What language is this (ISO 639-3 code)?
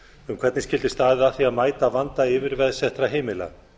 isl